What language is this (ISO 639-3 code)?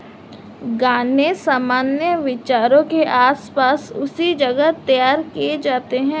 hin